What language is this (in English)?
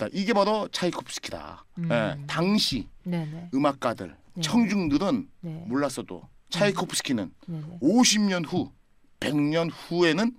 Korean